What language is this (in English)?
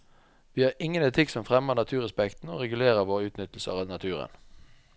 Norwegian